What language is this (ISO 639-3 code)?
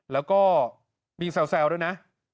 tha